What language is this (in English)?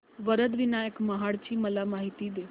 Marathi